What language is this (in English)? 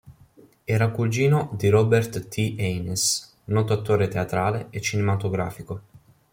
Italian